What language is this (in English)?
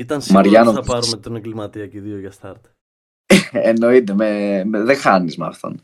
Greek